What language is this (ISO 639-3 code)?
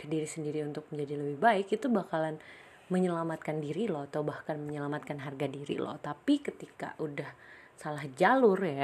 ind